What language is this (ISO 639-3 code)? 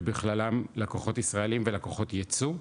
heb